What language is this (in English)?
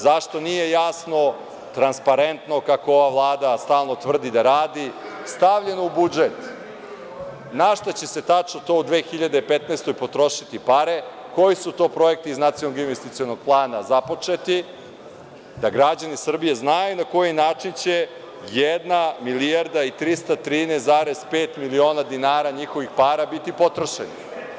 Serbian